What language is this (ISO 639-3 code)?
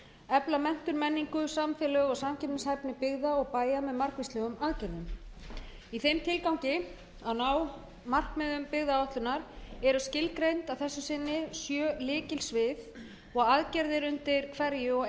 isl